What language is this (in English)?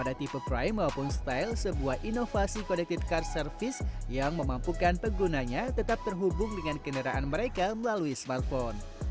Indonesian